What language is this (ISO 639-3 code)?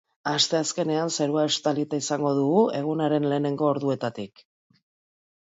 eus